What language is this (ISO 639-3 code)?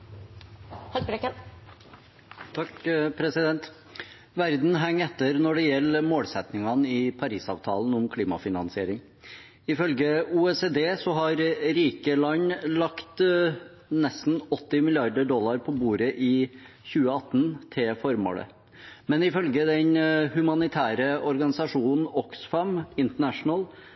nor